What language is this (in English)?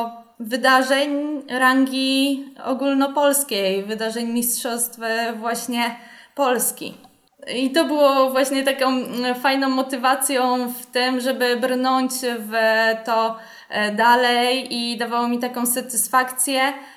Polish